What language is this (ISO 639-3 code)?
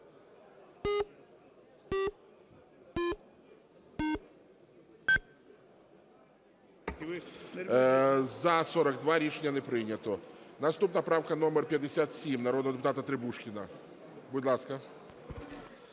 ukr